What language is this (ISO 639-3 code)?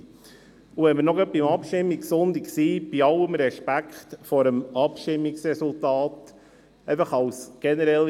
gsw